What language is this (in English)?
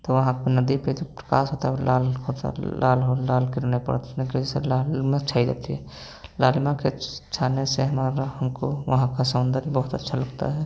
Hindi